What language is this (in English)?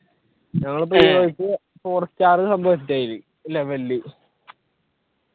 Malayalam